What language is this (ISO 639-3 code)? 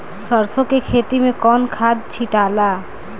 bho